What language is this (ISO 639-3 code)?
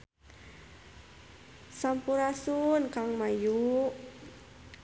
sun